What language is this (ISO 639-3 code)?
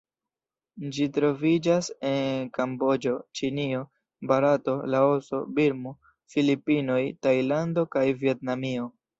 epo